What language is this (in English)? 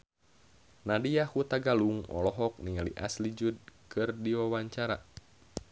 Sundanese